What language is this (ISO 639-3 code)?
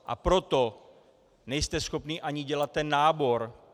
ces